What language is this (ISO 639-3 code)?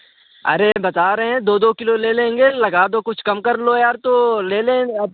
hin